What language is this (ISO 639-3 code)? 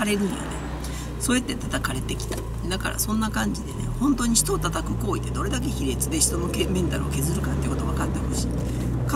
jpn